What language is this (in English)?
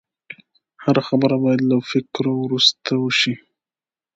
Pashto